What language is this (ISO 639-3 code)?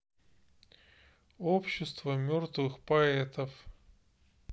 rus